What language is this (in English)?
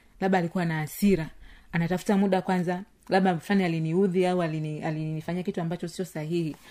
Swahili